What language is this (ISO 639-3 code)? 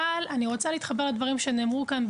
heb